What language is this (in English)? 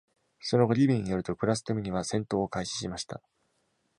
Japanese